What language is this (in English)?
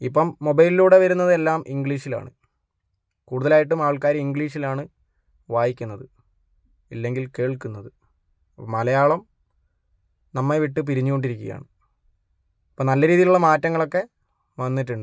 Malayalam